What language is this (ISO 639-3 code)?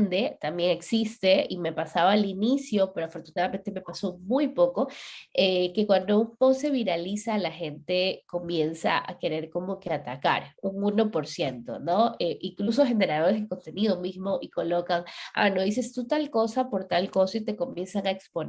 spa